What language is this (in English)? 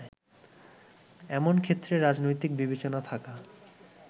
Bangla